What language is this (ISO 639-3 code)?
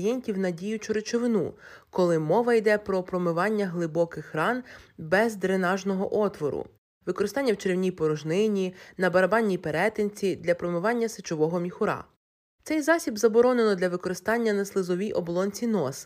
ukr